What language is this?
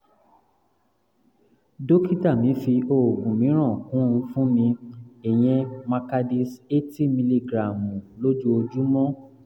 Yoruba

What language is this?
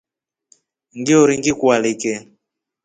Rombo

